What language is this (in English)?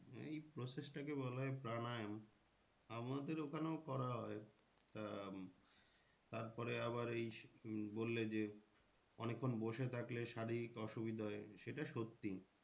Bangla